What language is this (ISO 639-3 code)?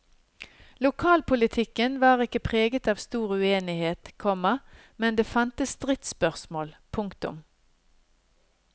nor